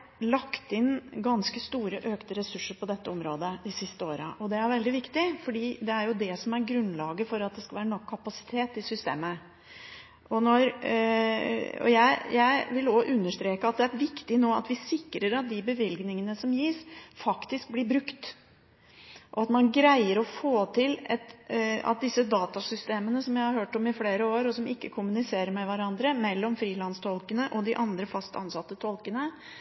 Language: Norwegian Bokmål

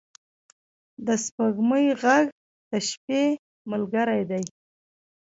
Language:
Pashto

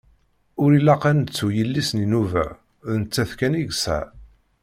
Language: Kabyle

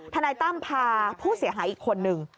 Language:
Thai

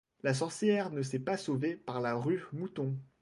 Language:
French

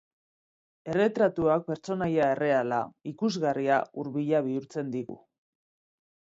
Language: Basque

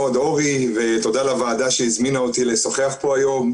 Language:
Hebrew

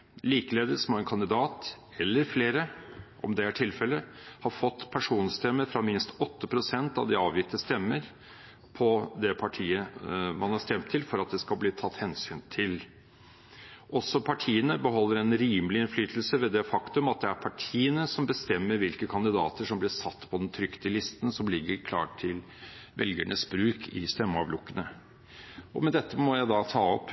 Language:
Norwegian Bokmål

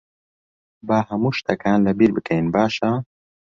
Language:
Central Kurdish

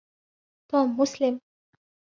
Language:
Arabic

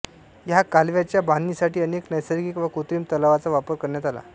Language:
Marathi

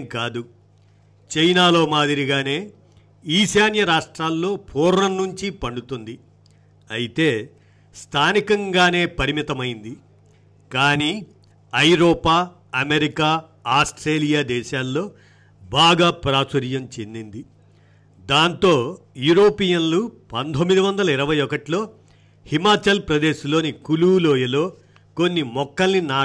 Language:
Telugu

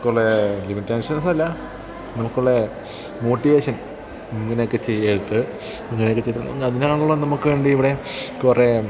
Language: Malayalam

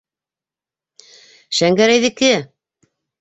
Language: Bashkir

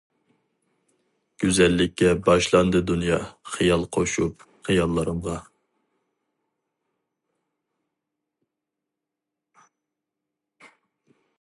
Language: Uyghur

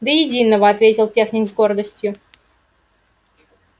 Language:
Russian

